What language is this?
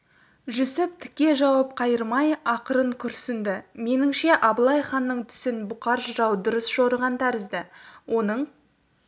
Kazakh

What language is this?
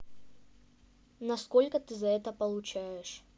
Russian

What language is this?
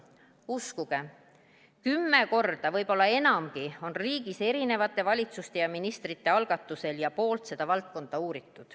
Estonian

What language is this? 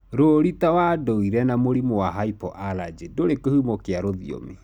Kikuyu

